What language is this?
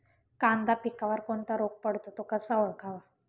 Marathi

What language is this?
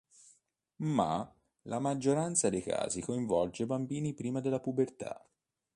Italian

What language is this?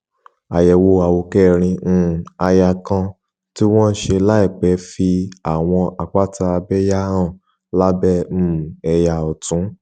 Yoruba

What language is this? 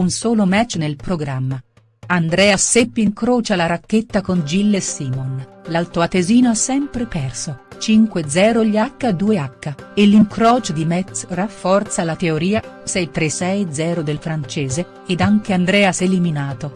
Italian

